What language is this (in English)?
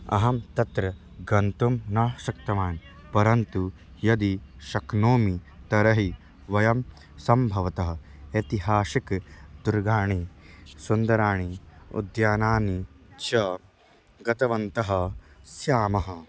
Sanskrit